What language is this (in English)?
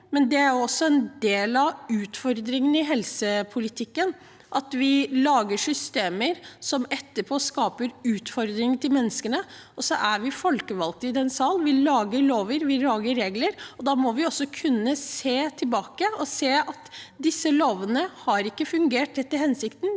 Norwegian